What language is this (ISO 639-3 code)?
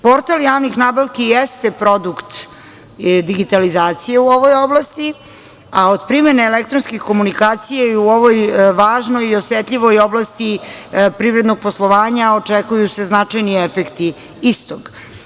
srp